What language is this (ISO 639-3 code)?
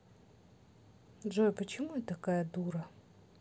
rus